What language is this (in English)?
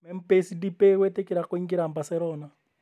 Kikuyu